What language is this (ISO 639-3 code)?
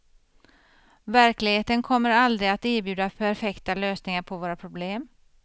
swe